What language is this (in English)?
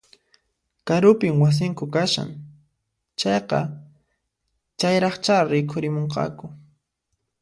Puno Quechua